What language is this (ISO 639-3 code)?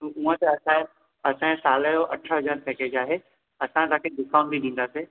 snd